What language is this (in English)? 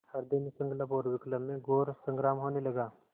Hindi